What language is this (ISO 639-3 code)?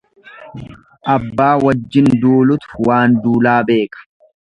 orm